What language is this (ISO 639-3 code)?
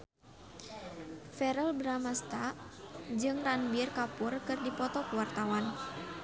sun